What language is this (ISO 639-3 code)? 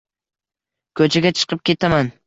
uzb